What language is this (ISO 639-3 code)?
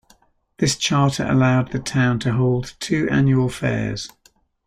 eng